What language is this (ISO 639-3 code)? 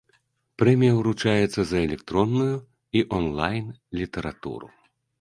bel